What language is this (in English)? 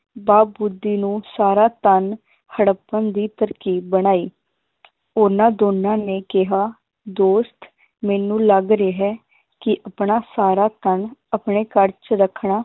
Punjabi